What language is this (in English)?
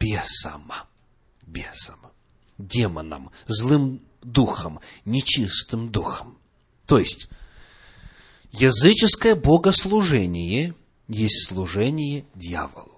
Russian